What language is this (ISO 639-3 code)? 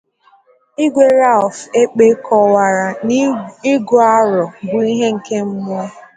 ibo